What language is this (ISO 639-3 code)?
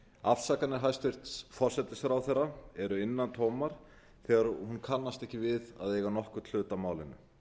isl